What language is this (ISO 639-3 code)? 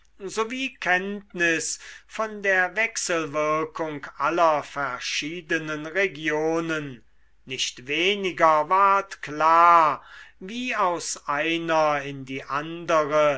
deu